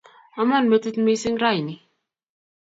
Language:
Kalenjin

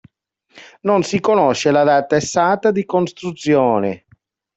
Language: Italian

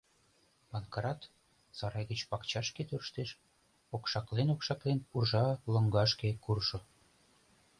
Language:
Mari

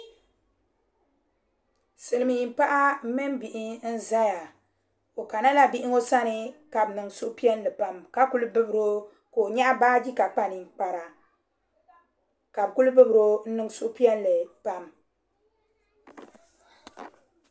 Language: Dagbani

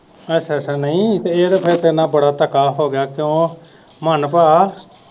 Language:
Punjabi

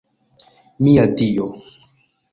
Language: Esperanto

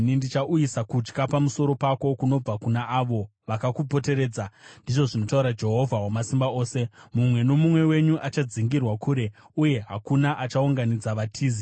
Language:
Shona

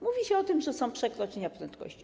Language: Polish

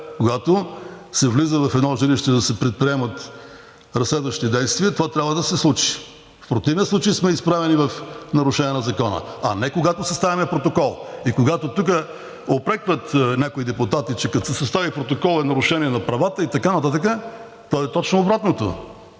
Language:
Bulgarian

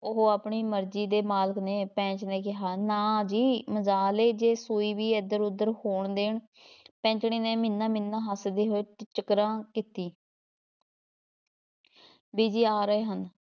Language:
Punjabi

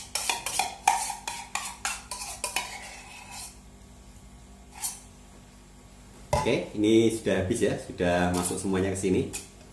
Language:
Indonesian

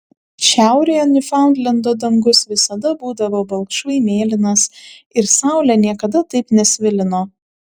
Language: Lithuanian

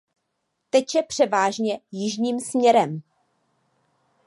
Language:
Czech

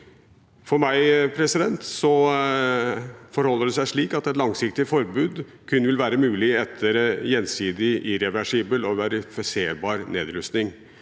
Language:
Norwegian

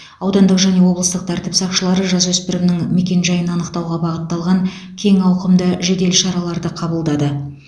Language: Kazakh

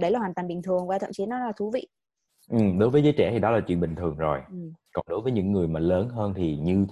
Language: Vietnamese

